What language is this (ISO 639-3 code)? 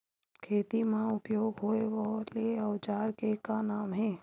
hne